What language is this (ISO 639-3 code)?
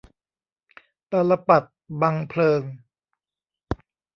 tha